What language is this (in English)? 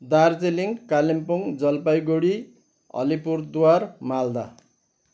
Nepali